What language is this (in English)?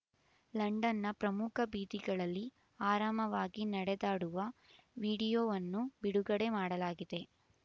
Kannada